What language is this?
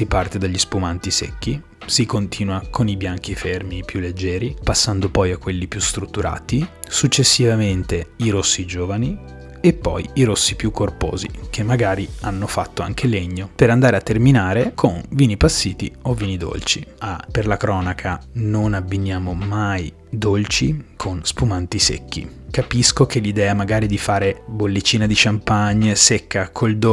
Italian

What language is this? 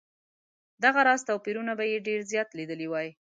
Pashto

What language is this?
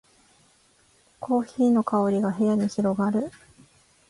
Japanese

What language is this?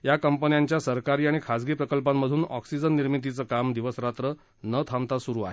Marathi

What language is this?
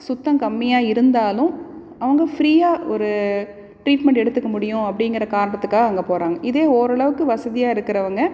Tamil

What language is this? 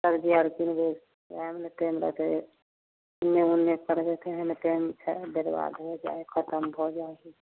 Maithili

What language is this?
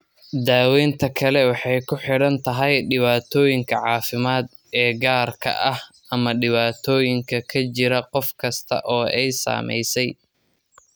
Somali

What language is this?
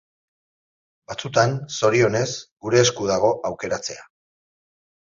Basque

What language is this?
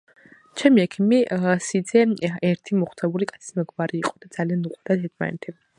Georgian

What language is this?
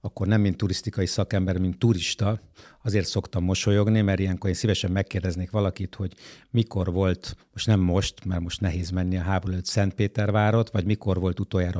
Hungarian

